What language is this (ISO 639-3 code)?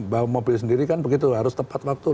ind